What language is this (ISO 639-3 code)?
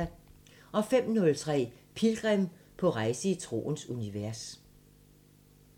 dan